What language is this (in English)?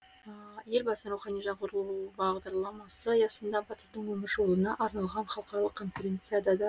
Kazakh